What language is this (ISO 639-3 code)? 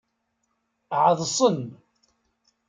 kab